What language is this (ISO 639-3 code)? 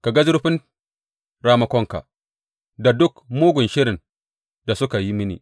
hau